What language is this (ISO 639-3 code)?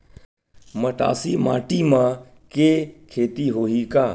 hne